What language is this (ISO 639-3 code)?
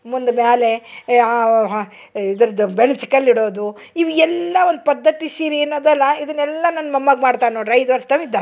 kan